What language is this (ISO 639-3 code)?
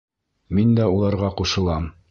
bak